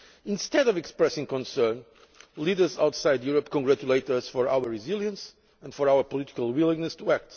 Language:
English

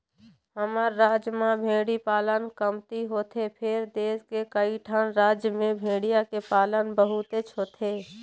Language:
Chhattisgarhi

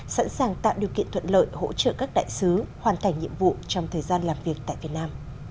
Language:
Vietnamese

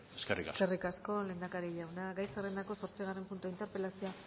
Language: Basque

